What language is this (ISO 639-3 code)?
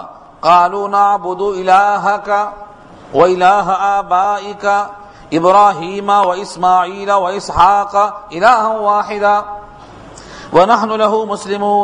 urd